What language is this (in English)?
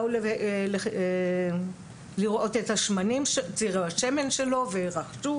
Hebrew